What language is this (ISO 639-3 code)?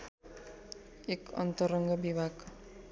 nep